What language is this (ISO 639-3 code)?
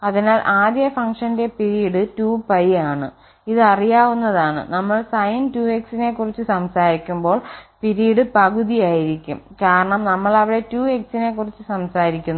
mal